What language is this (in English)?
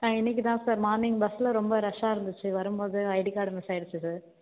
Tamil